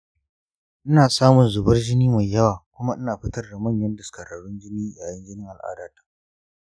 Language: Hausa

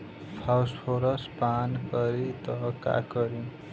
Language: Bhojpuri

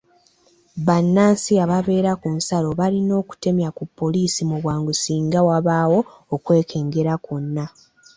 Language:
Ganda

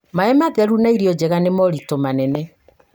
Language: Kikuyu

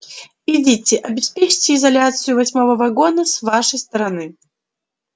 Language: Russian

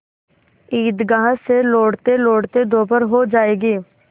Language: Hindi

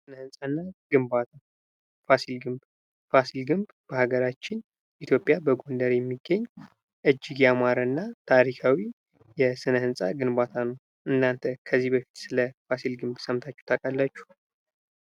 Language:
Amharic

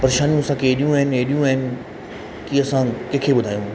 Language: Sindhi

